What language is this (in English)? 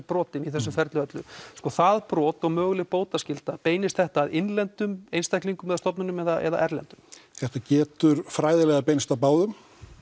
Icelandic